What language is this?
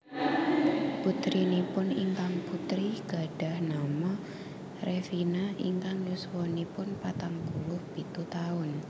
Javanese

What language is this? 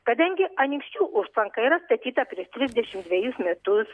Lithuanian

